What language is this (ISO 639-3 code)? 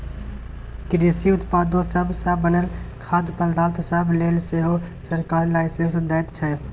mai